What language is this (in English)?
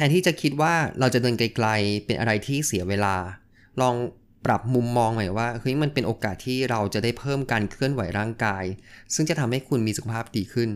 Thai